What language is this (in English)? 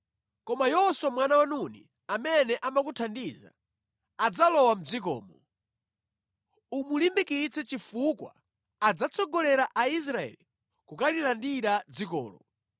Nyanja